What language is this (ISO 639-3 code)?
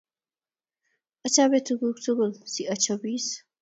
kln